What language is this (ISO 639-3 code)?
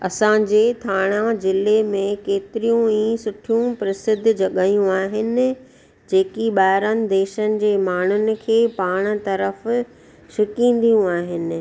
snd